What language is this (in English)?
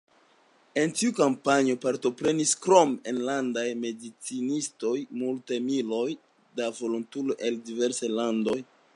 Esperanto